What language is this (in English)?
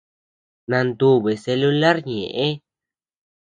Tepeuxila Cuicatec